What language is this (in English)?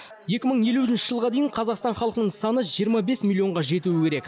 Kazakh